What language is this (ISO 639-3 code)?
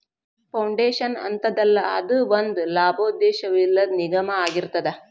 kan